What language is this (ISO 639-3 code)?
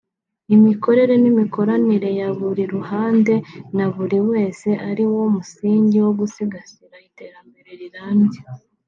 kin